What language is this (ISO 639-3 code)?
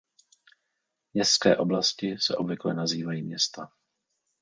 ces